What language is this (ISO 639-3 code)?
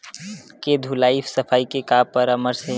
hne